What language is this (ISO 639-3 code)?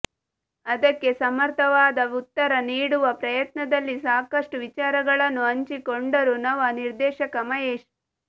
kan